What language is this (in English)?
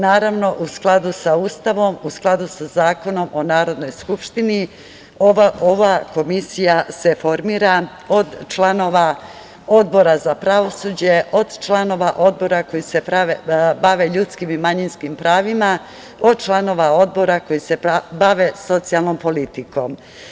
Serbian